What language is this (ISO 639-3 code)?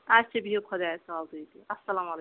kas